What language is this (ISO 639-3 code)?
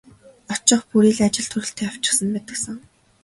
mon